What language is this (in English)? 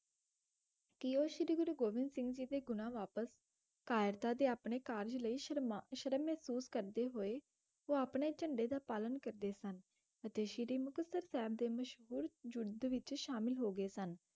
Punjabi